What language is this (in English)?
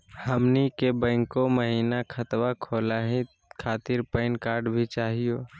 Magahi